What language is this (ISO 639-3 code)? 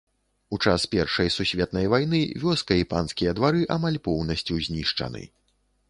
bel